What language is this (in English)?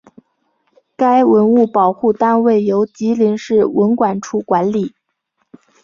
Chinese